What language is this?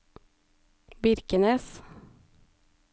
Norwegian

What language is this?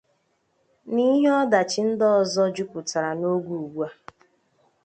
Igbo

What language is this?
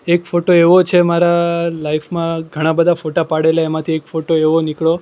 Gujarati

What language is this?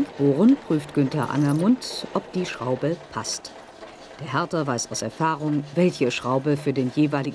German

